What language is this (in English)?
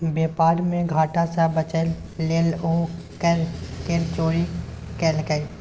Maithili